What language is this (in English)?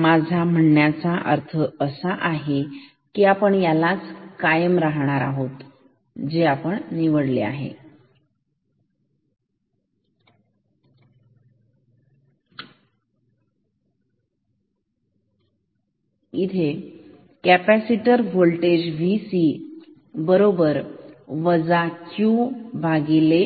Marathi